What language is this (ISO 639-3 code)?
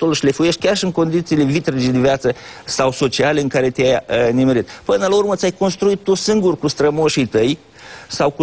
ron